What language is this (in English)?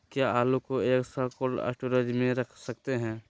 Magahi